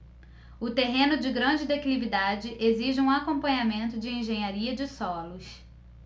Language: Portuguese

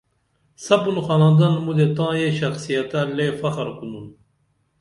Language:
Dameli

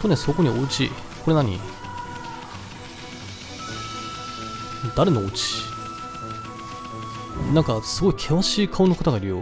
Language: Japanese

